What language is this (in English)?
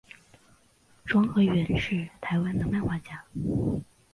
Chinese